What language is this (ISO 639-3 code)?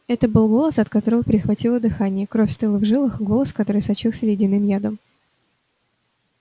rus